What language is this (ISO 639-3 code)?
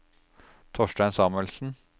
nor